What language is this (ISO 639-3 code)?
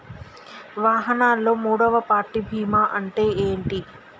tel